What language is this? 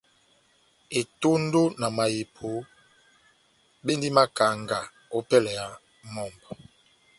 Batanga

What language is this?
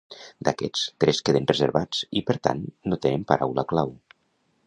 Catalan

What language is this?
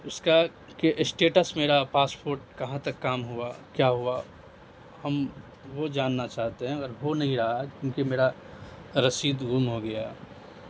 Urdu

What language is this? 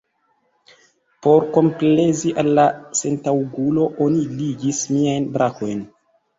Esperanto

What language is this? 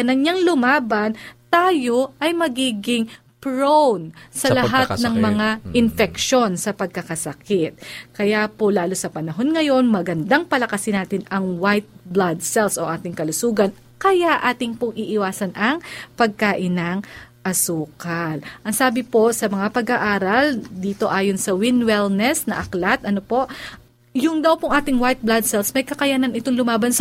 Filipino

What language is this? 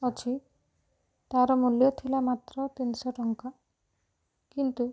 Odia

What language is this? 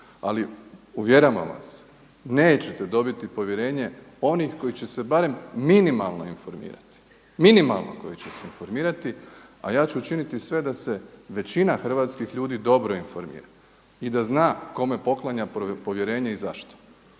Croatian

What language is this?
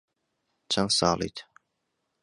Central Kurdish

